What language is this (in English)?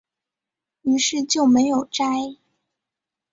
Chinese